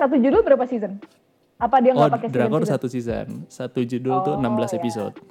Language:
Indonesian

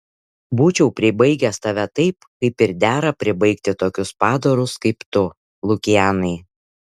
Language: Lithuanian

